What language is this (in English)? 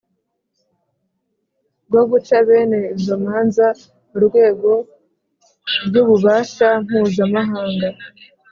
Kinyarwanda